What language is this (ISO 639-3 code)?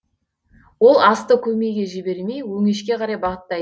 kaz